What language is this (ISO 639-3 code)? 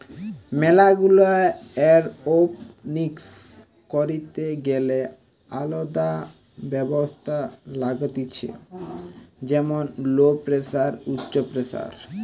ben